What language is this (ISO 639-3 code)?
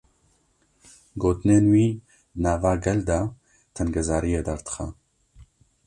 kur